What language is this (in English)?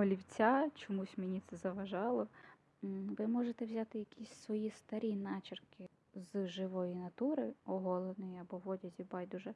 Ukrainian